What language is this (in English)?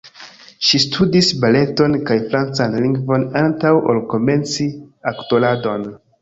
Esperanto